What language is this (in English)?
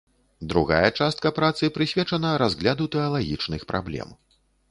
Belarusian